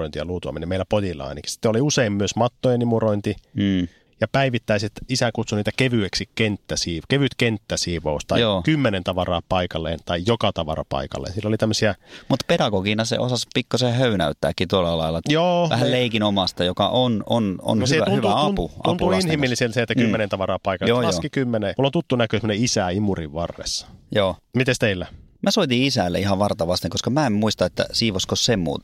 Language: Finnish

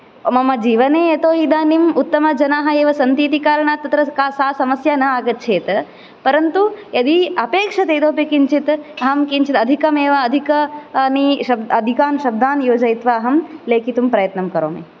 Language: Sanskrit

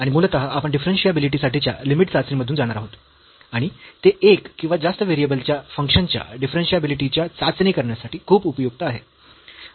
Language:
Marathi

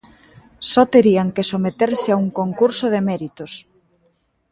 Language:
Galician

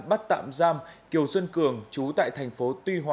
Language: Vietnamese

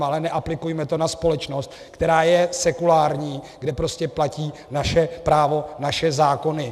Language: Czech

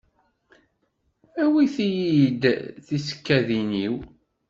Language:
Kabyle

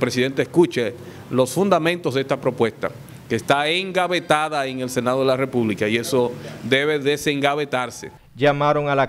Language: Spanish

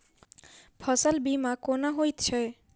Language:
Maithili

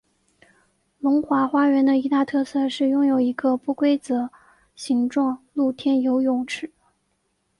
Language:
Chinese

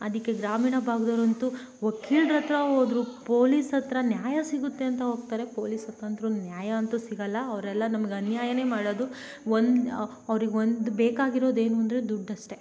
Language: Kannada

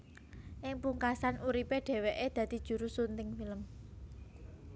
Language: Javanese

